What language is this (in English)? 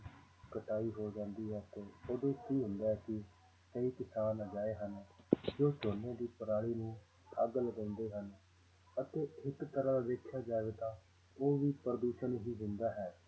Punjabi